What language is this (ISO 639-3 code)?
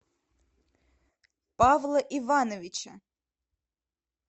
rus